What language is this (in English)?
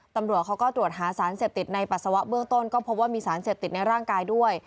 Thai